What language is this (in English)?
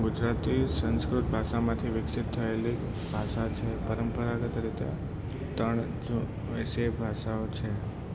Gujarati